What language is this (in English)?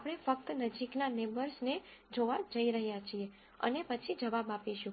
Gujarati